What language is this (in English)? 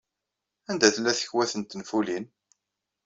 Kabyle